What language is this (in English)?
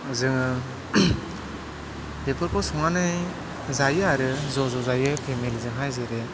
Bodo